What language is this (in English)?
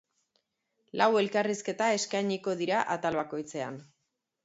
Basque